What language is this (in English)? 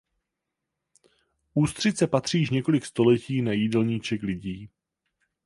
Czech